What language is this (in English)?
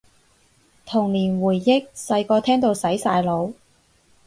Cantonese